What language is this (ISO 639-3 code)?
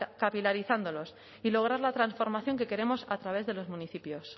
spa